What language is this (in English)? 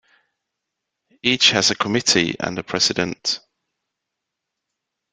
English